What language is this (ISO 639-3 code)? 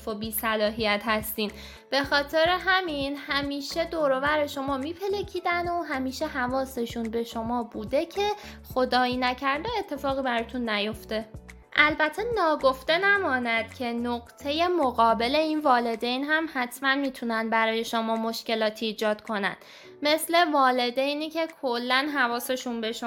fas